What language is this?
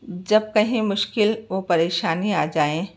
Urdu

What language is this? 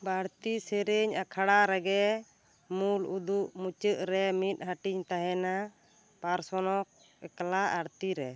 Santali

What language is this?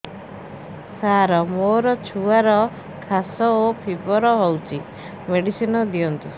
Odia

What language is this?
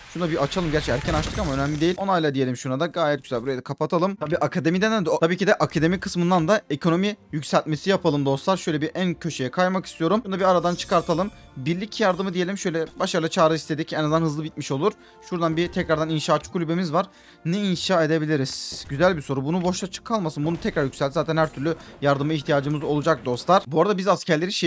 Turkish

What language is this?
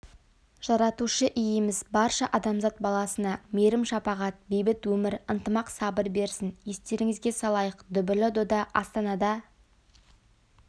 Kazakh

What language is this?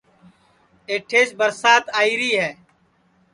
Sansi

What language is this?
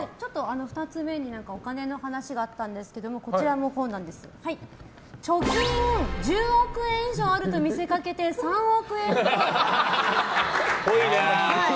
Japanese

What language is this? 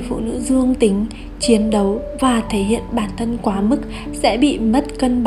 Vietnamese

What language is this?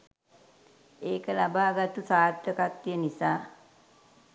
Sinhala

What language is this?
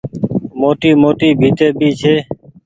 Goaria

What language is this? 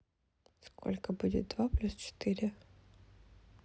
Russian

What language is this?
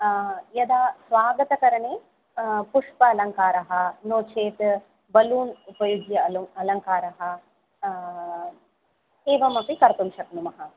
Sanskrit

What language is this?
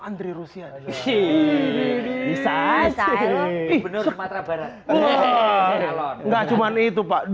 Indonesian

